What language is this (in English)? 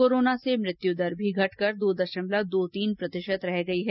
Hindi